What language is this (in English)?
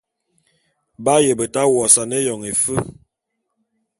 Bulu